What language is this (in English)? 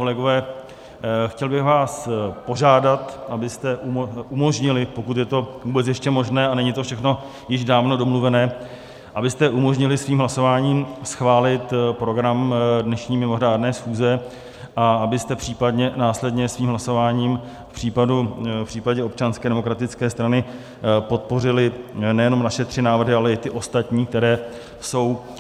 Czech